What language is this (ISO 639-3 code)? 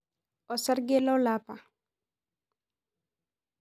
mas